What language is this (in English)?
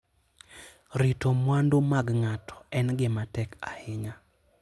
Luo (Kenya and Tanzania)